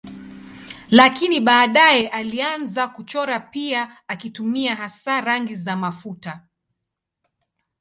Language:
Swahili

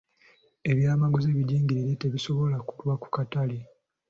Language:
Ganda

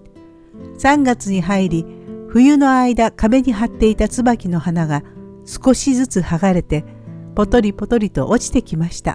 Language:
Japanese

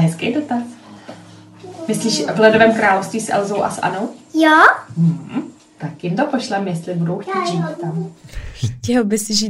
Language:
Czech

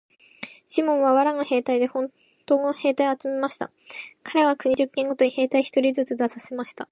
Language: Japanese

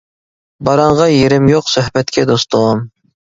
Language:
Uyghur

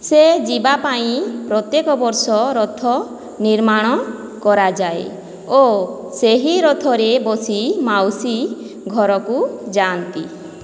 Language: Odia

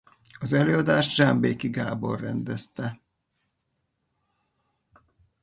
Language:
Hungarian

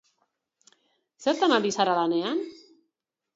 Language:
Basque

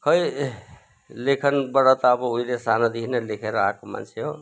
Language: Nepali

